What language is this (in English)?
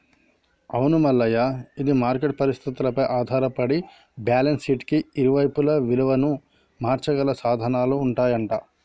Telugu